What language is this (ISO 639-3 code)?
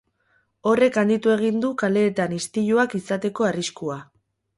eus